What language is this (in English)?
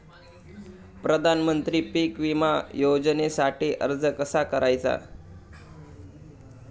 Marathi